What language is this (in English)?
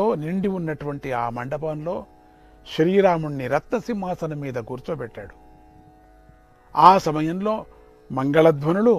Indonesian